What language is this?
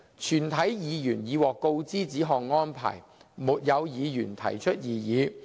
Cantonese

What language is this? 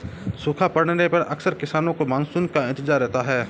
Hindi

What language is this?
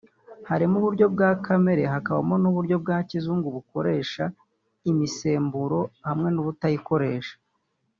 Kinyarwanda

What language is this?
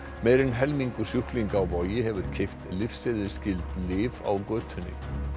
Icelandic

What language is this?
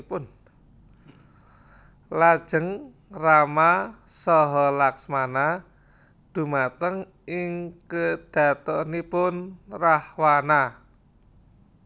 Javanese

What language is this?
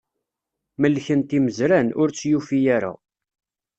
Kabyle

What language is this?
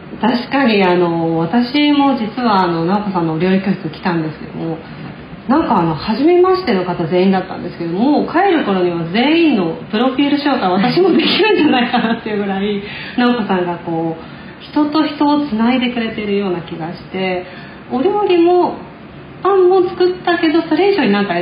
Japanese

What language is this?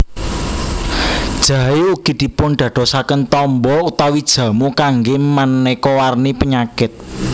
Javanese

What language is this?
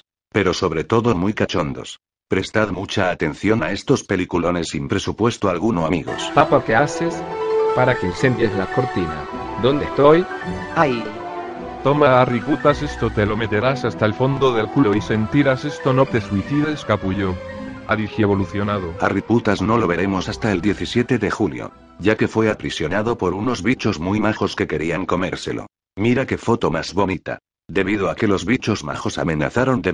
Spanish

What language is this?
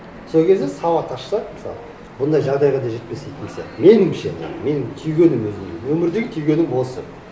Kazakh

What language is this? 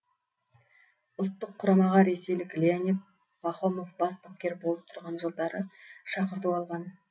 Kazakh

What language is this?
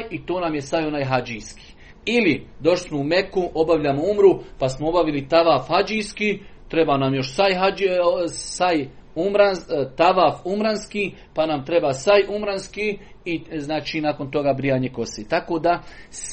Croatian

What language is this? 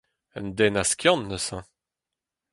Breton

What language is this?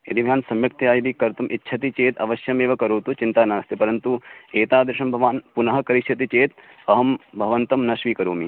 Sanskrit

